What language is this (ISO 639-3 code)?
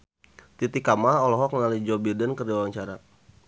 sun